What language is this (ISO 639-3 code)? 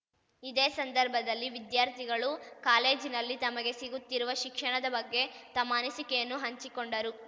kan